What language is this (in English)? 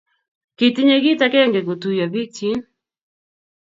Kalenjin